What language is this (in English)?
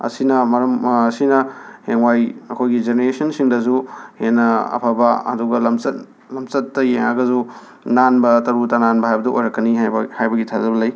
Manipuri